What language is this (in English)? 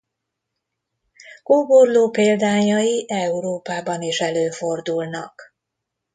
Hungarian